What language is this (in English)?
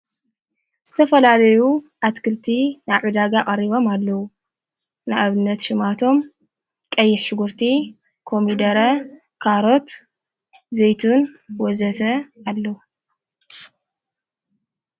Tigrinya